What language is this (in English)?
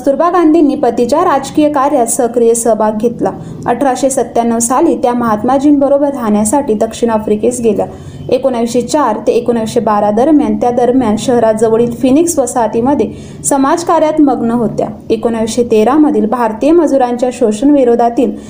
Marathi